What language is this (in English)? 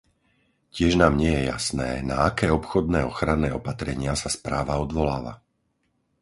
Slovak